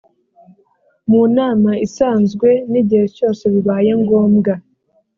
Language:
Kinyarwanda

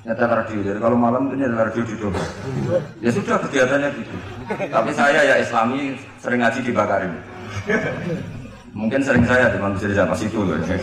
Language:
Indonesian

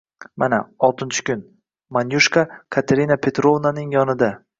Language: Uzbek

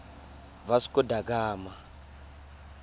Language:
Tswana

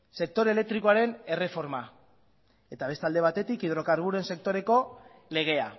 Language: Basque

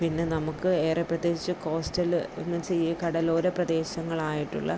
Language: Malayalam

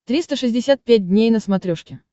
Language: Russian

